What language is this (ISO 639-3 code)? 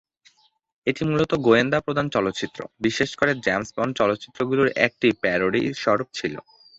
ben